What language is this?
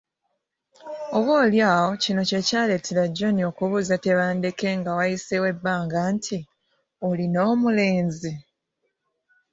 Ganda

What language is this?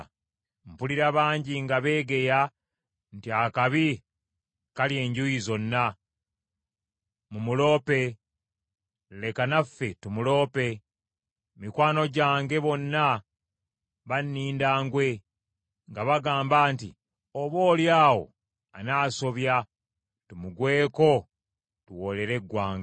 Ganda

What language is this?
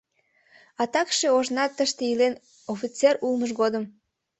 Mari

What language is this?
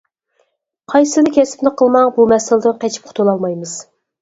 Uyghur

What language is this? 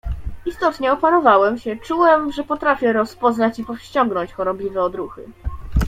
Polish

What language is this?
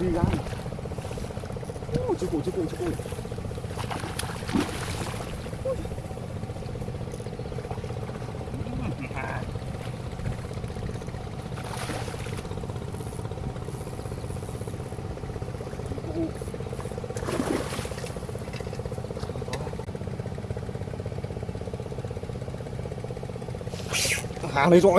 Vietnamese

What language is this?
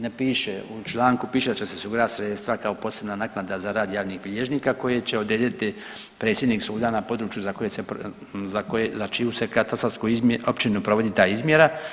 Croatian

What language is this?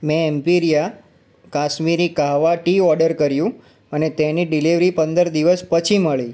Gujarati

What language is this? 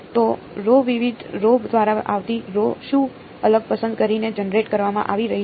Gujarati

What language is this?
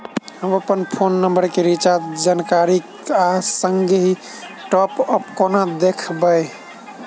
Maithili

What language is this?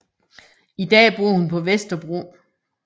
Danish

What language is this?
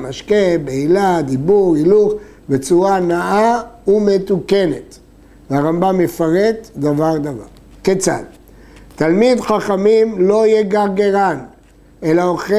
Hebrew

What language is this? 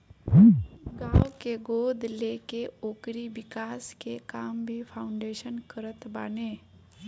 Bhojpuri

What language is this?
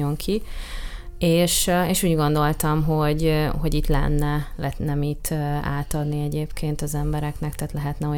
Hungarian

